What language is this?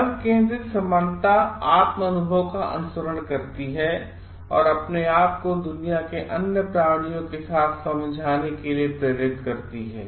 Hindi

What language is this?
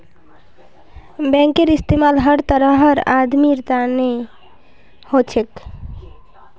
Magahi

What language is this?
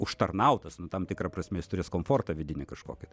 Lithuanian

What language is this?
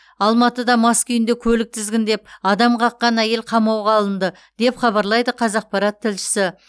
Kazakh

